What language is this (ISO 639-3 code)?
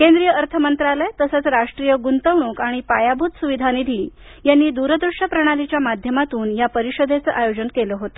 mar